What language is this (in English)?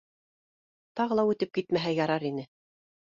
Bashkir